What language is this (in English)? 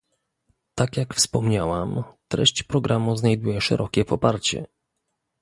Polish